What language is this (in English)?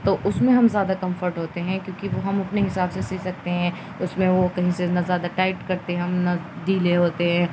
Urdu